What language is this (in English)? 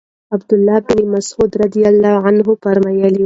Pashto